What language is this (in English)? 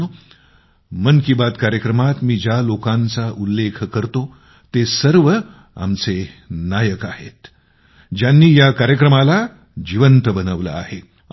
Marathi